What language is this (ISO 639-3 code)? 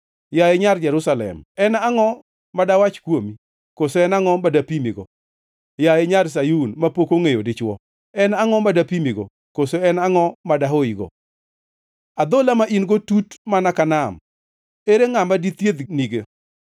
luo